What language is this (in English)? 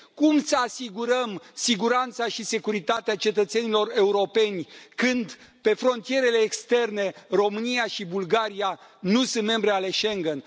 Romanian